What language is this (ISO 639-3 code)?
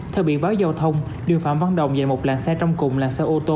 vie